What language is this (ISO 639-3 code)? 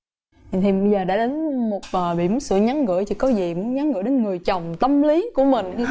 vie